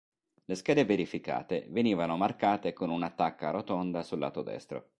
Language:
Italian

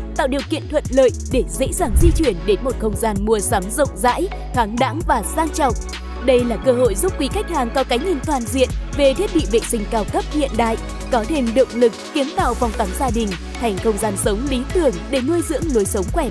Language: Vietnamese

